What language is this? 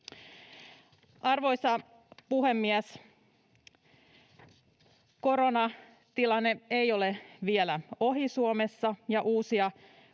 Finnish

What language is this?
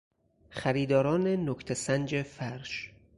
Persian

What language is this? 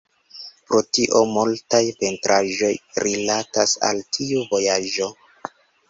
Esperanto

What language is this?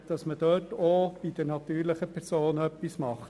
Swiss German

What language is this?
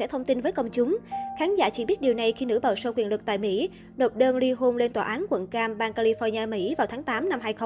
Vietnamese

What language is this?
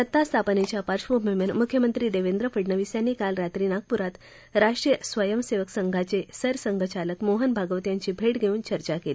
Marathi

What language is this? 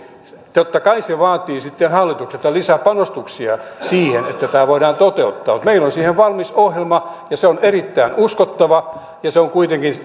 Finnish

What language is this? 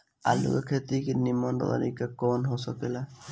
Bhojpuri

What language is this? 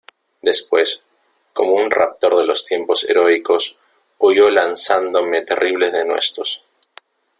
Spanish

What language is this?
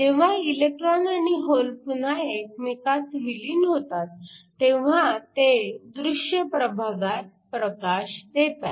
Marathi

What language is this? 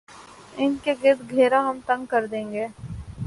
Urdu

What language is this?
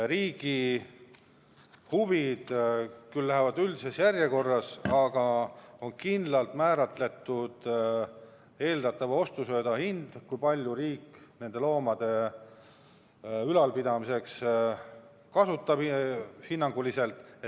Estonian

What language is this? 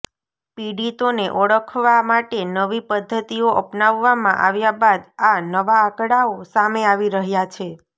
Gujarati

